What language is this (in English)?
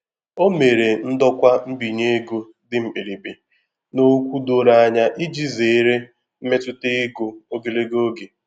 Igbo